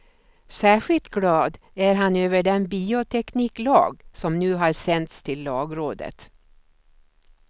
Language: Swedish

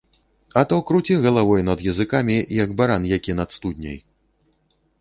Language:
Belarusian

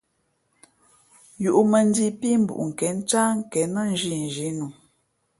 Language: Fe'fe'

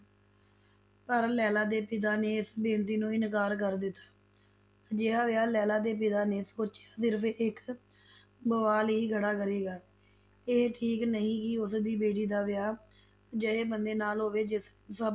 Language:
Punjabi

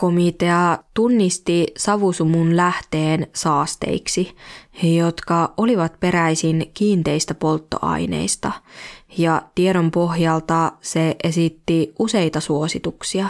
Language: Finnish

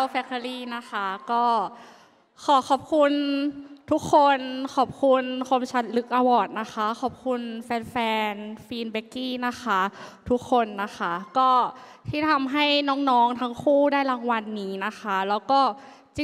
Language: Thai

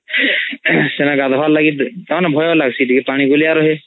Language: Odia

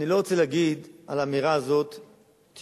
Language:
Hebrew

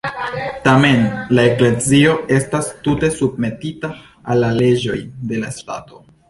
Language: Esperanto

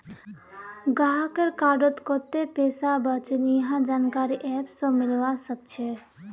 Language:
Magahi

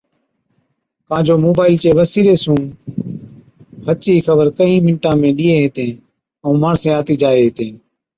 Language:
Od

